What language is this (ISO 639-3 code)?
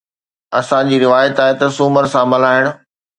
snd